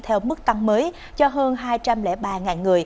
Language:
Vietnamese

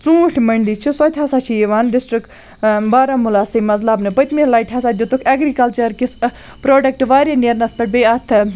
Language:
Kashmiri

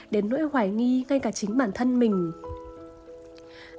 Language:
Vietnamese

